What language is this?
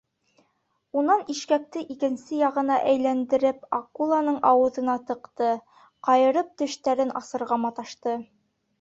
Bashkir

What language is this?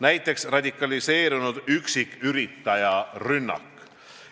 Estonian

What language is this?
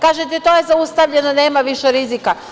Serbian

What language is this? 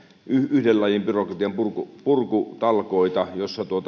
Finnish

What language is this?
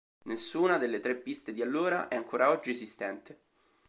Italian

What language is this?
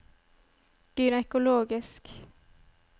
Norwegian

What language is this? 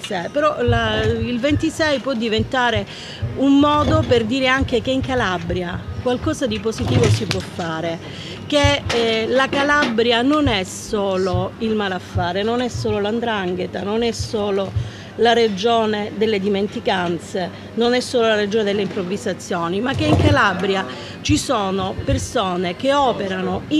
Italian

